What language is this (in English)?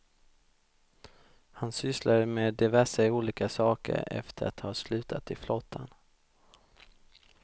Swedish